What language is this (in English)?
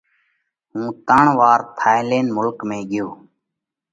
Parkari Koli